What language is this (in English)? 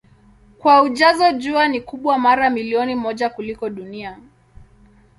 Swahili